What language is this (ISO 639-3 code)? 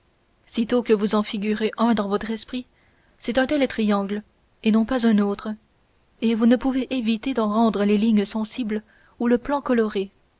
fra